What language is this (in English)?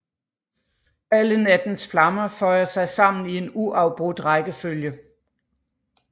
Danish